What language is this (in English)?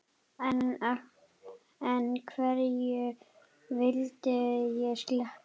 Icelandic